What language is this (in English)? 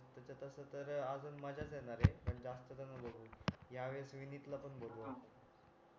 Marathi